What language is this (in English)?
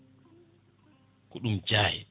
Fula